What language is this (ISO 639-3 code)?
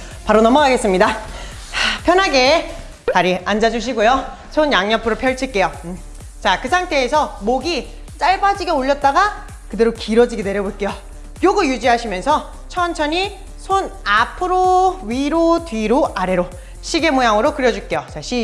kor